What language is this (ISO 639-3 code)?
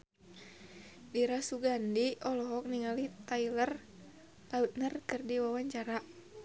sun